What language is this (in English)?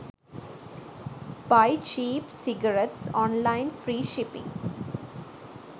Sinhala